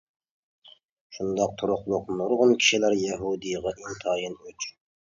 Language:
Uyghur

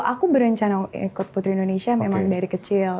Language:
Indonesian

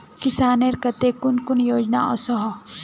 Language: Magahi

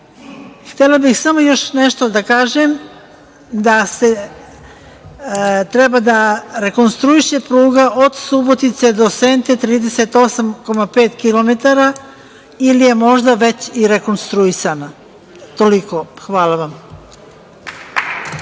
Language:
Serbian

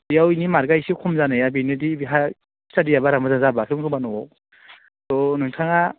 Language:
Bodo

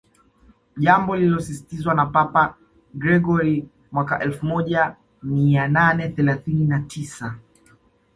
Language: Swahili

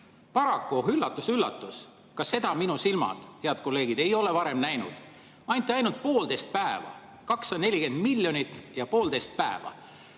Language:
Estonian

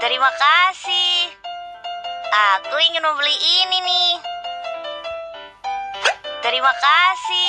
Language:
Indonesian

